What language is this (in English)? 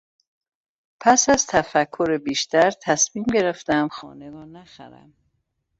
Persian